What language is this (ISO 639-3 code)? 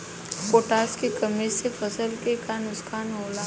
bho